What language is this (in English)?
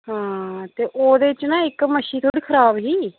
Dogri